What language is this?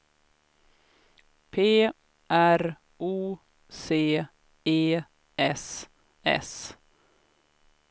Swedish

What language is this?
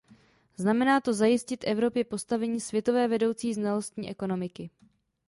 Czech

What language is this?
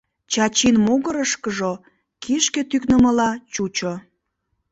Mari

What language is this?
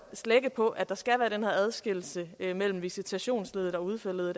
Danish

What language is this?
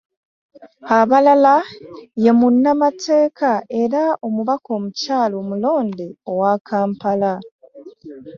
Ganda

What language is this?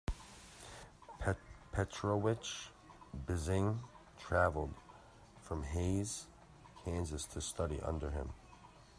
English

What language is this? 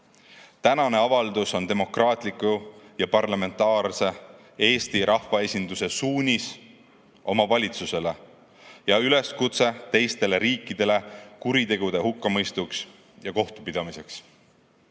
Estonian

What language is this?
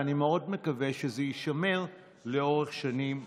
Hebrew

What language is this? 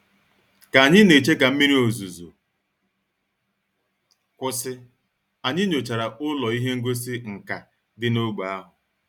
Igbo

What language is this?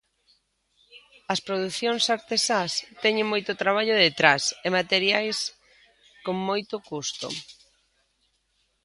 Galician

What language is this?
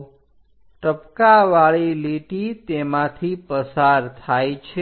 Gujarati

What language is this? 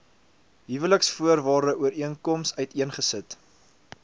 Afrikaans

